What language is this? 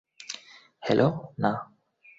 Bangla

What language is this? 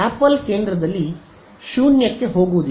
Kannada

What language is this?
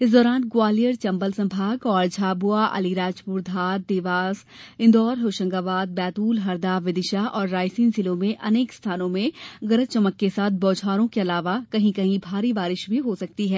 Hindi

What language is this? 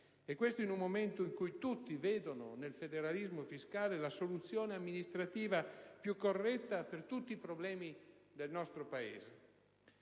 Italian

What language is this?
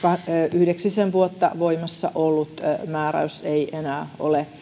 Finnish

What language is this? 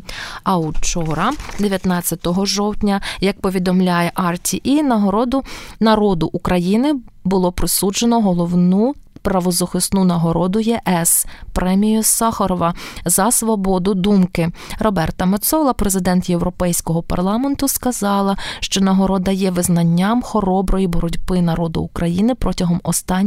Ukrainian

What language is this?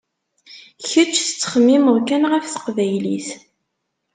Kabyle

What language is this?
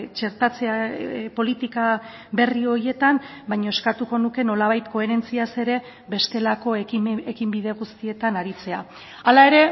Basque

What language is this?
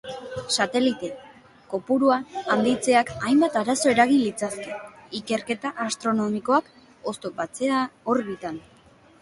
Basque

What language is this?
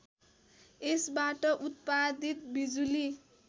Nepali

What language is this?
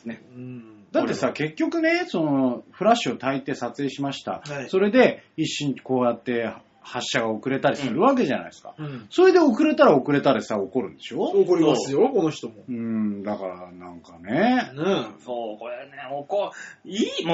Japanese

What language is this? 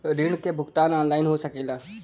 Bhojpuri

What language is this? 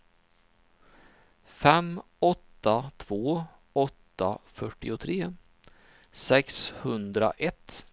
Swedish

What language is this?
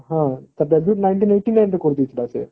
Odia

